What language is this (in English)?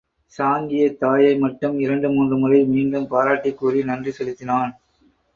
Tamil